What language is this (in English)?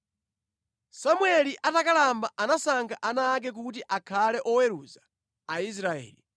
Nyanja